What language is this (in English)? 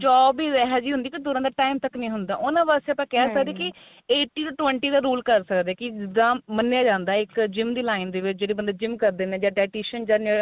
Punjabi